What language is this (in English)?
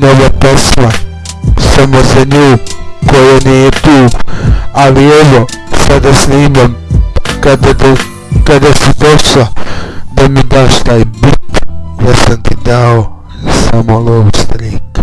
Serbian